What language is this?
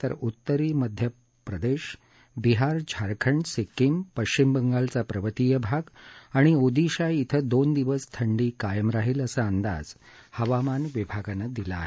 Marathi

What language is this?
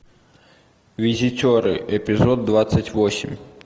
Russian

